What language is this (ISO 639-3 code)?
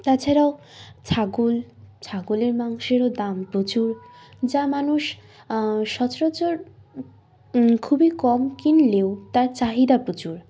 ben